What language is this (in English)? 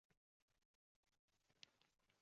Uzbek